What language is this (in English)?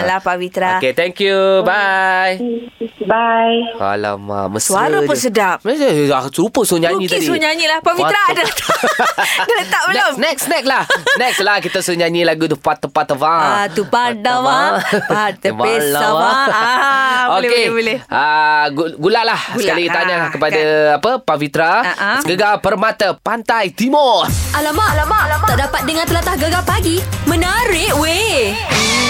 Malay